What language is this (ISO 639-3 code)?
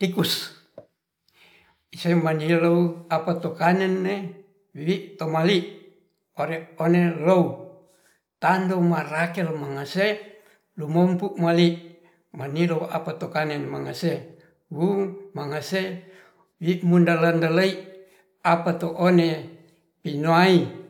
rth